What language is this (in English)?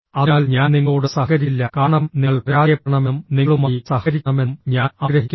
Malayalam